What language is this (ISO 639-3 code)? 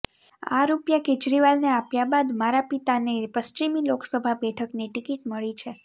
guj